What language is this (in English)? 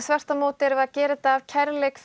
Icelandic